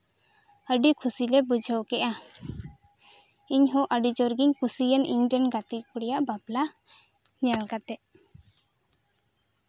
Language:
Santali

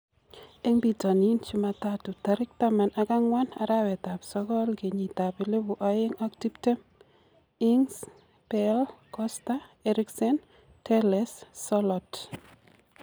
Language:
Kalenjin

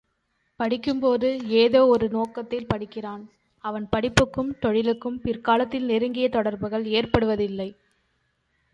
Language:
Tamil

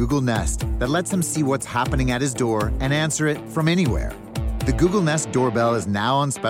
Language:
English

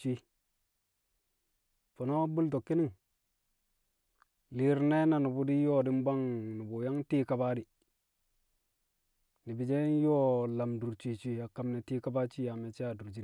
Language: Kamo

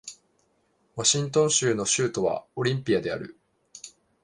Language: Japanese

